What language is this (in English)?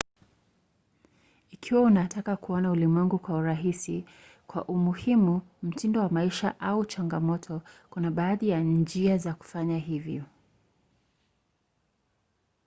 Swahili